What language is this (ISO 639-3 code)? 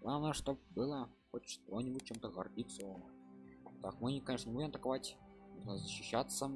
rus